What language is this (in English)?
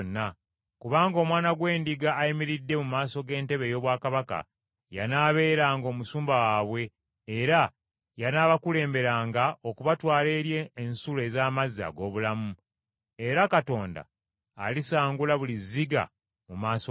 Ganda